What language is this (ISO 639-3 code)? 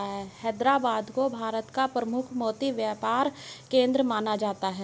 hin